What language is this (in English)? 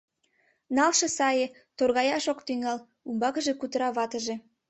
Mari